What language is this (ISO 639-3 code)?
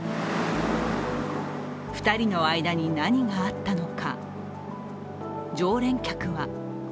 jpn